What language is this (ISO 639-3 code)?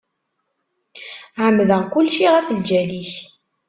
kab